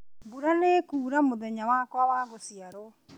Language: Kikuyu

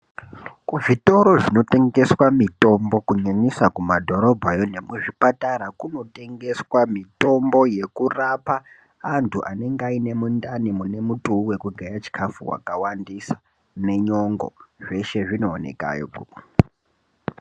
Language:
Ndau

